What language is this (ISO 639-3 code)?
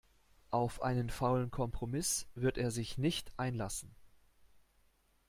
deu